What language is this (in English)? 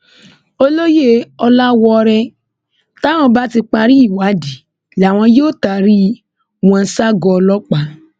Yoruba